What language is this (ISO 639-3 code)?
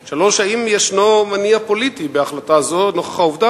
heb